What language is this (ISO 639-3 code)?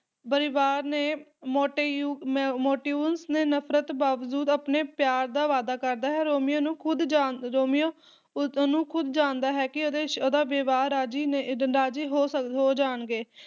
pan